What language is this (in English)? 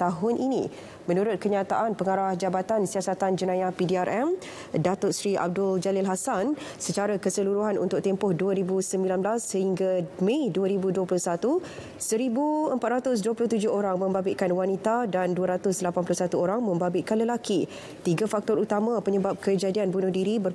Malay